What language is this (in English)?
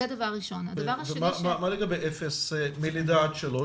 Hebrew